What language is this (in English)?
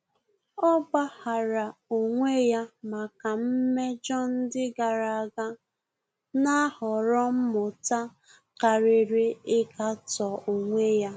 Igbo